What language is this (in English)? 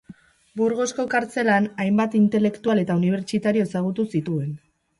Basque